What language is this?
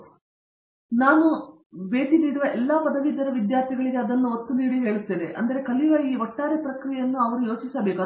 Kannada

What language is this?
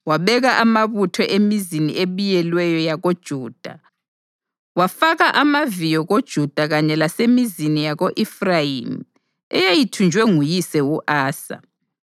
North Ndebele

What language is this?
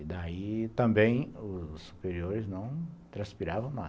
Portuguese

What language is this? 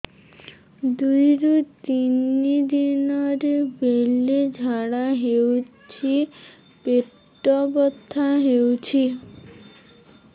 Odia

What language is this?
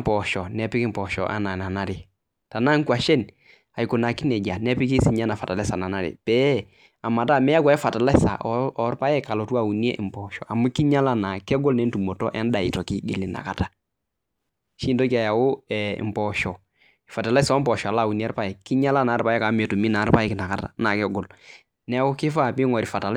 Masai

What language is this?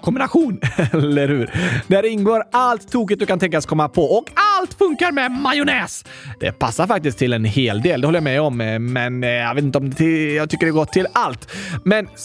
Swedish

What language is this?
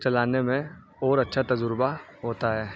Urdu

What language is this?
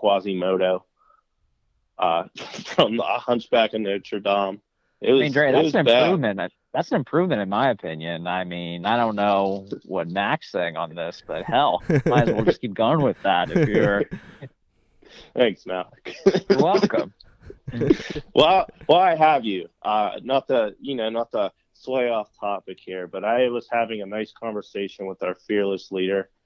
English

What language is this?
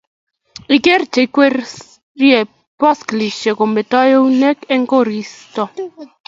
Kalenjin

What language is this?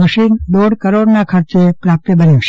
Gujarati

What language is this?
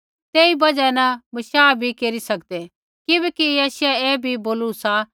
Kullu Pahari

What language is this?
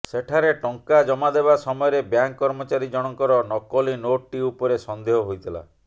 Odia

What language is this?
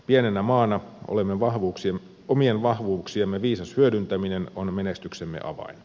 Finnish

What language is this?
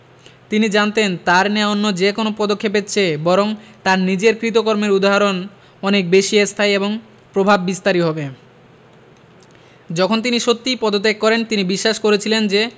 Bangla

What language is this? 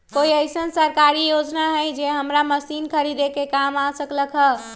Magahi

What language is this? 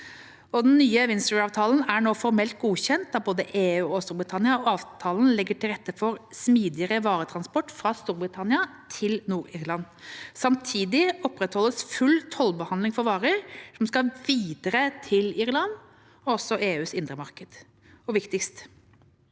Norwegian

